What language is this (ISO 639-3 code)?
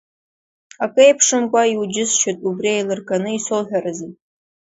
abk